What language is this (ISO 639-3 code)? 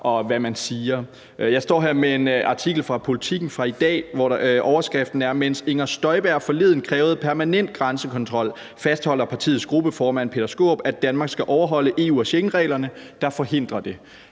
dan